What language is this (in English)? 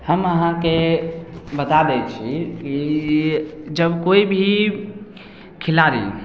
Maithili